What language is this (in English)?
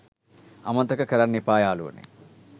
Sinhala